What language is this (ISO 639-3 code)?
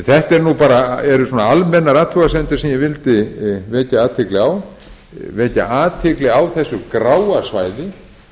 isl